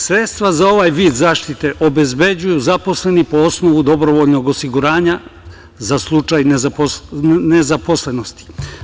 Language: Serbian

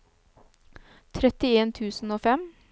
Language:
Norwegian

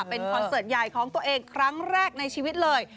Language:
Thai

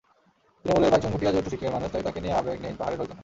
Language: Bangla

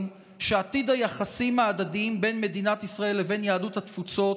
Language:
Hebrew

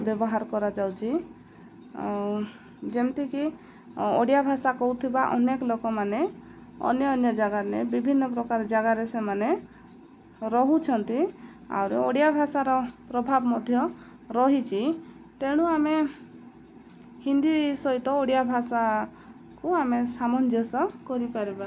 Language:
Odia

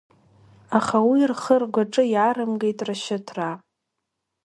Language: Abkhazian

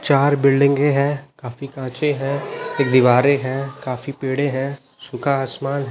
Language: Hindi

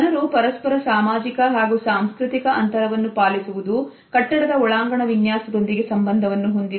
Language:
Kannada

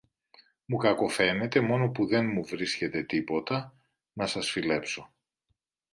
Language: Greek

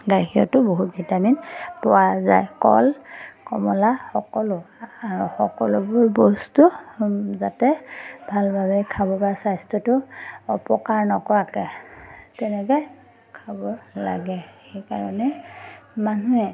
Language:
Assamese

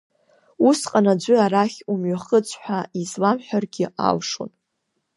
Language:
Abkhazian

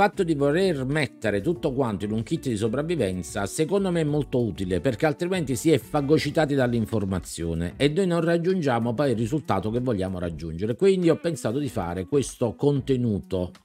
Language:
Italian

